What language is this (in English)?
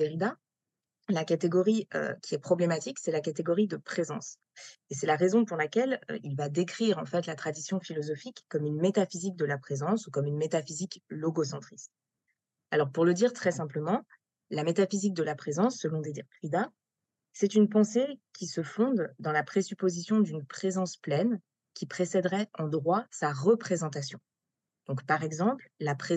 French